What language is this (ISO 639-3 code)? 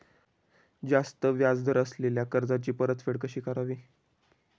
mar